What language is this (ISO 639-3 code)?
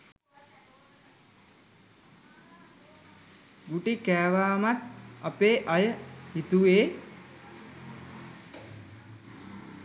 sin